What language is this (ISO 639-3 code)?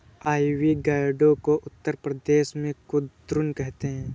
hin